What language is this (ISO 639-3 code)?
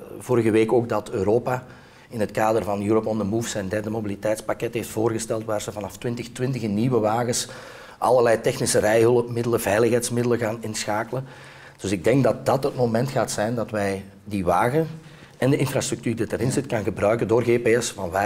nld